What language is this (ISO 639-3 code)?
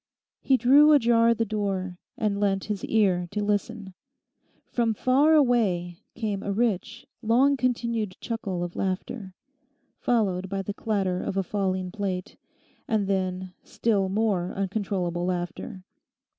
eng